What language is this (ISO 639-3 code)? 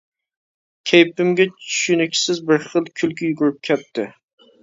uig